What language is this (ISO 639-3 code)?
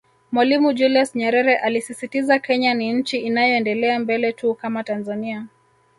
swa